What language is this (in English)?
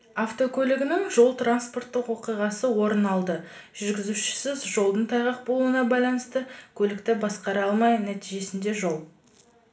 Kazakh